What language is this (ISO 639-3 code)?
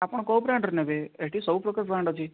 ori